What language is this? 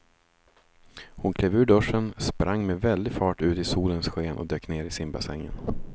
Swedish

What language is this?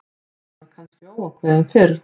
Icelandic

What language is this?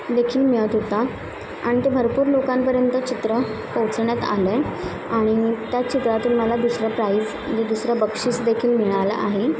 Marathi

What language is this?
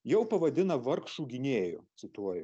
Lithuanian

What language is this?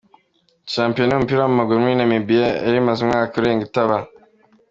Kinyarwanda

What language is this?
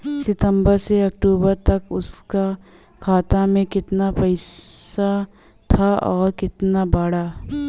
Bhojpuri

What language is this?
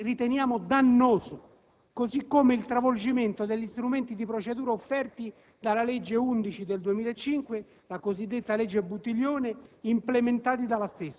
Italian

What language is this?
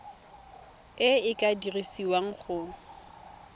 Tswana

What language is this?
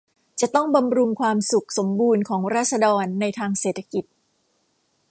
Thai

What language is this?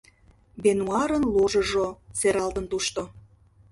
Mari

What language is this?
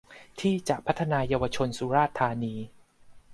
Thai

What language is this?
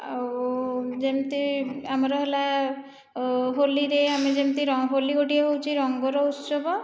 Odia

